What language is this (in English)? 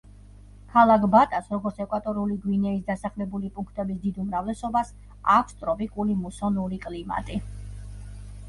Georgian